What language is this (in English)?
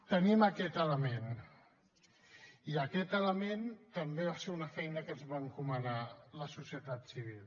Catalan